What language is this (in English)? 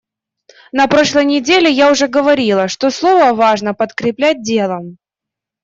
Russian